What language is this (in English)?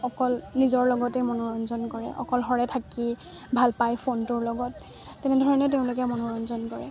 Assamese